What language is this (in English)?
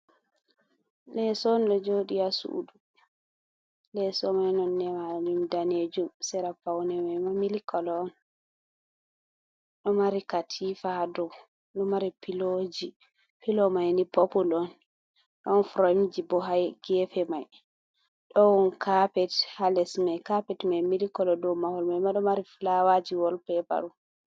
Fula